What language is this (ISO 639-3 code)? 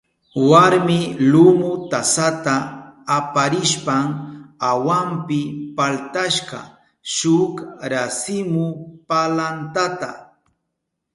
qup